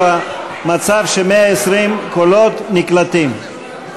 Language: Hebrew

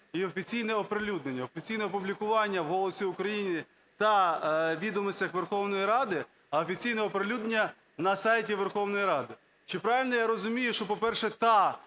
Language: Ukrainian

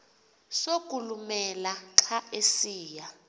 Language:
Xhosa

